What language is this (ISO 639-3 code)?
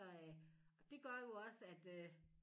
dan